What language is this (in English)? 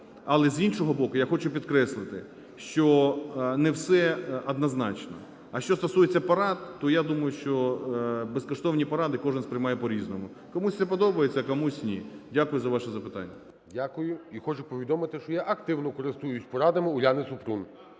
Ukrainian